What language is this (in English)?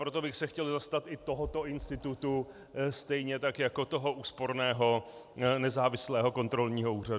Czech